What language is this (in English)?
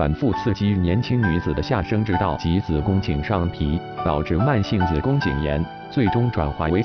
Chinese